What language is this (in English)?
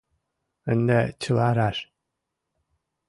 Mari